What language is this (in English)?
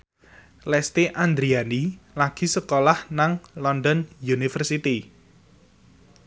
Javanese